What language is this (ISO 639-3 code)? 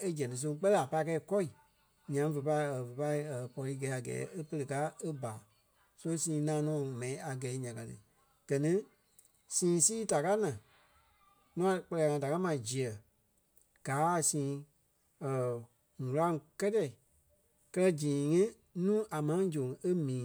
kpe